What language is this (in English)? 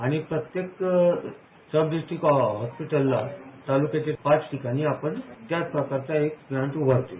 Marathi